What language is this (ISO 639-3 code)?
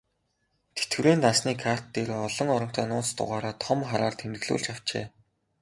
mon